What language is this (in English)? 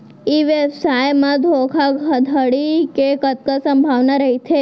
Chhattisgarhi